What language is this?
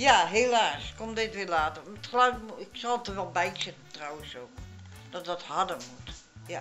Dutch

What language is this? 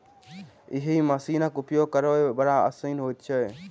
Maithili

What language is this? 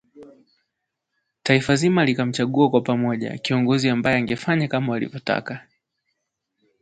Swahili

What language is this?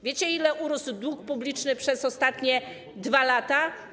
Polish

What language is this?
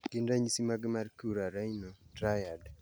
Luo (Kenya and Tanzania)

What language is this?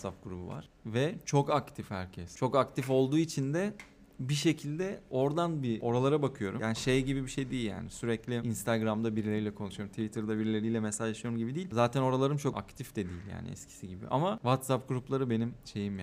Turkish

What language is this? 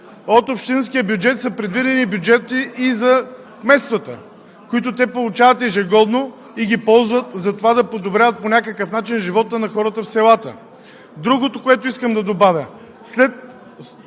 Bulgarian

